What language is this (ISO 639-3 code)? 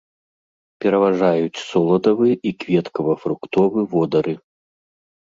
bel